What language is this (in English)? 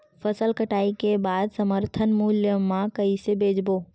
Chhattisgarhi